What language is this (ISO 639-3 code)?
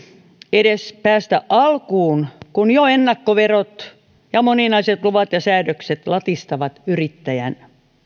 fin